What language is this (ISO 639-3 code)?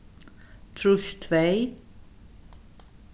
fao